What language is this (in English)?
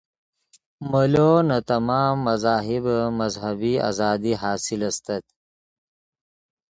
Yidgha